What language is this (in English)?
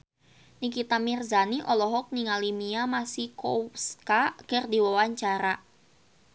Sundanese